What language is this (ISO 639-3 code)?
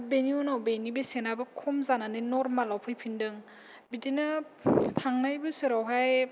brx